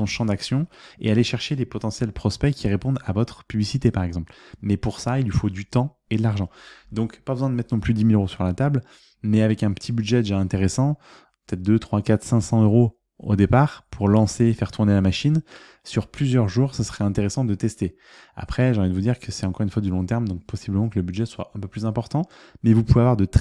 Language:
French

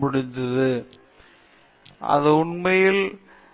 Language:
Tamil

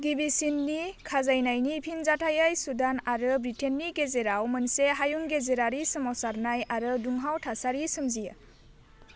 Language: Bodo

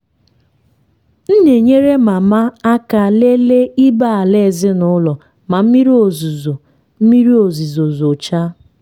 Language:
Igbo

